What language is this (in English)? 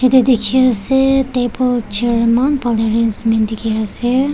Naga Pidgin